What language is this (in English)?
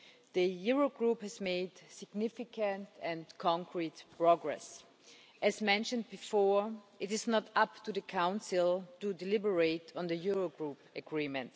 English